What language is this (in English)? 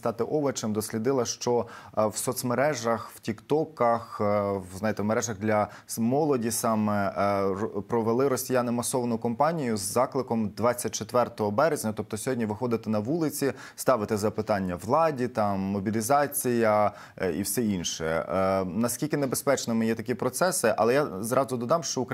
Ukrainian